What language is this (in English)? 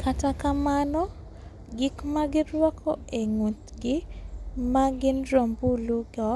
Luo (Kenya and Tanzania)